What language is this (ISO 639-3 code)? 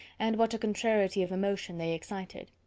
eng